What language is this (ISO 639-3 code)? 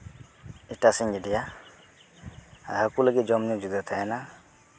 sat